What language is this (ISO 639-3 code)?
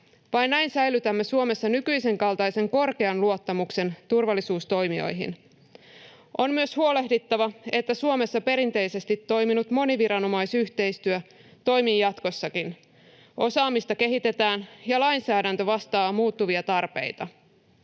fin